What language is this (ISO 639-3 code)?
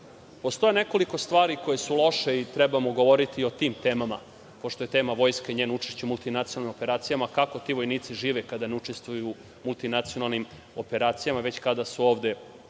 srp